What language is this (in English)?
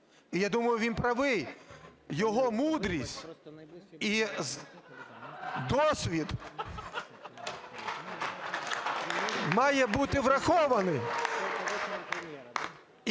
Ukrainian